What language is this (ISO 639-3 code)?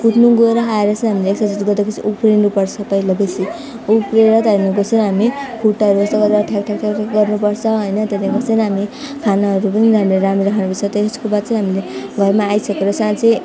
nep